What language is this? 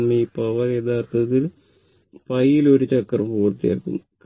Malayalam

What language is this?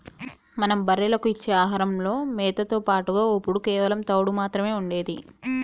Telugu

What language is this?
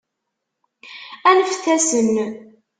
Kabyle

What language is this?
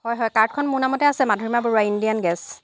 Assamese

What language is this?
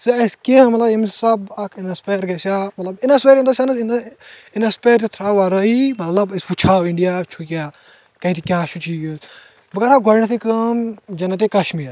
Kashmiri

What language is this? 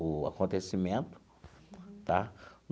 Portuguese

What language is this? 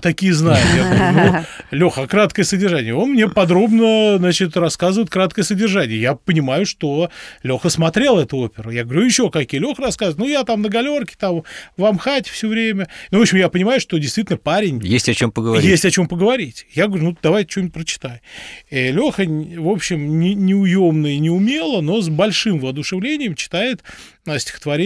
Russian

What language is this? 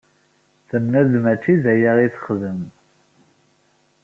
Kabyle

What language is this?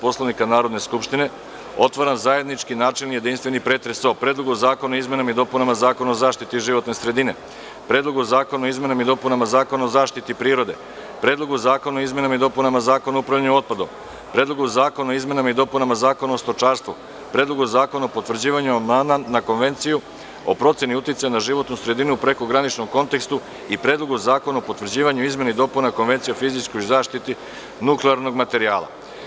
Serbian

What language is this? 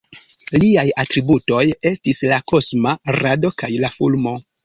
Esperanto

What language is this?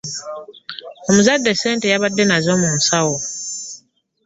Ganda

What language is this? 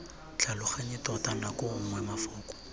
Tswana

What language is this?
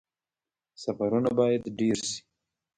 Pashto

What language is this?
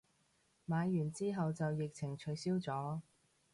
Cantonese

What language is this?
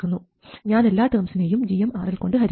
Malayalam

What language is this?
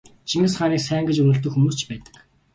Mongolian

